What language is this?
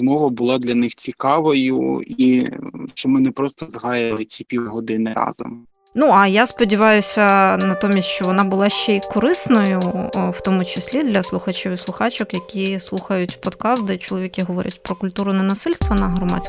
Ukrainian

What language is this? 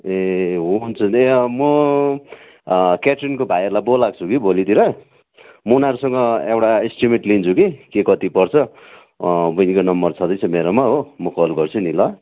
Nepali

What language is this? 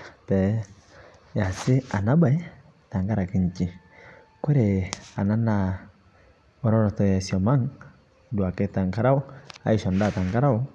Masai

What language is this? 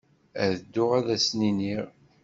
Kabyle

